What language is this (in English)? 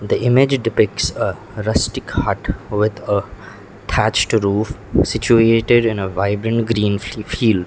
English